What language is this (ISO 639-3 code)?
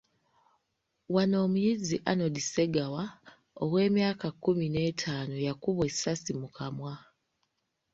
lug